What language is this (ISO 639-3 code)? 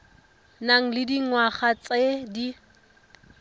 tsn